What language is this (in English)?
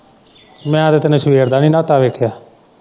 Punjabi